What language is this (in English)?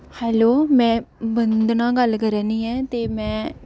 Dogri